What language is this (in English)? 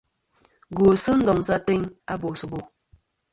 Kom